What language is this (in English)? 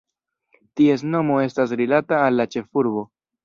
Esperanto